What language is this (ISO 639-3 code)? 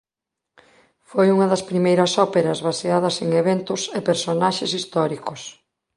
glg